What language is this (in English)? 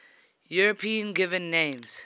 English